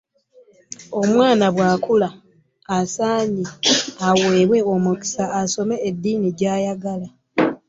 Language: Ganda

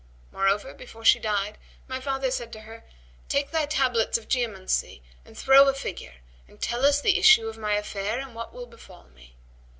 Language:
English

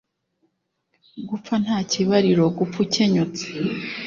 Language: Kinyarwanda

